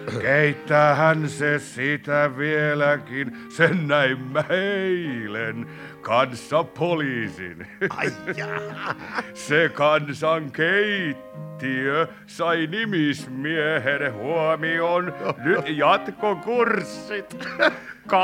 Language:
Finnish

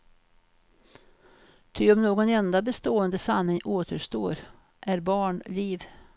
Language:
Swedish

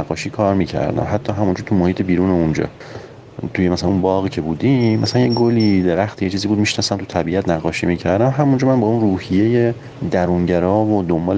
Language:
Persian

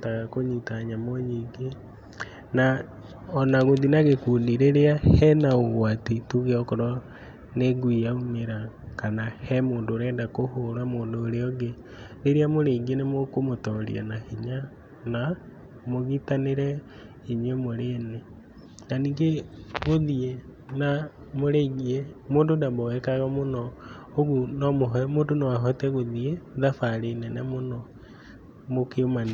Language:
Kikuyu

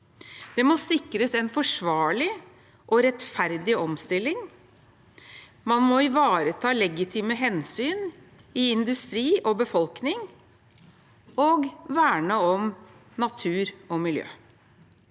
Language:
Norwegian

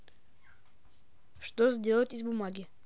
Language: Russian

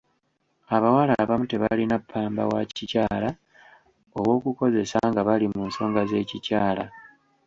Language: Ganda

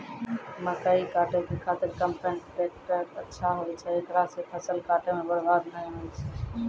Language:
Maithili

